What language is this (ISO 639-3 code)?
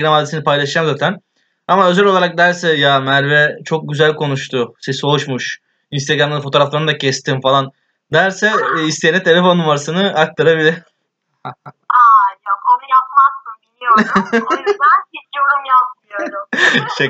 tur